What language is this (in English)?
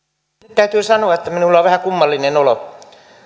Finnish